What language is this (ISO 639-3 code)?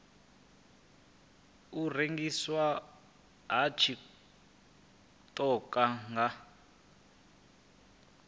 ven